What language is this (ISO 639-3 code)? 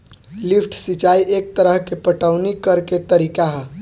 bho